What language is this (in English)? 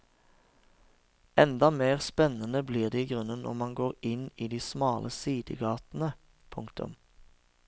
Norwegian